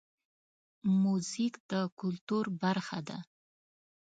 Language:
Pashto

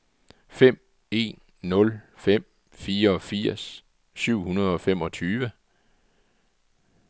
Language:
Danish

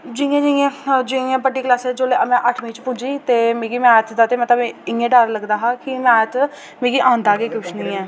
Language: Dogri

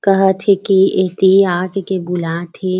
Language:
Chhattisgarhi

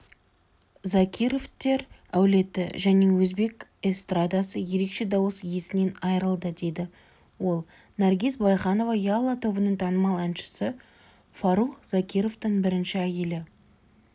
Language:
Kazakh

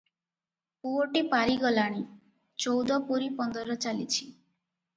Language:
Odia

